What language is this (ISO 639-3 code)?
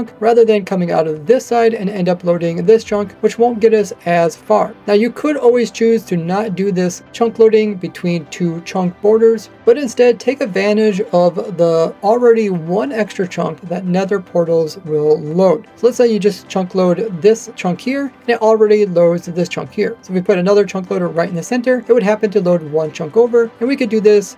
eng